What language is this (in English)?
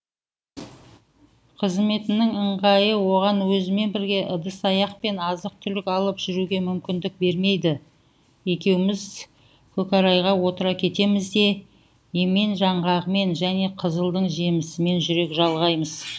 Kazakh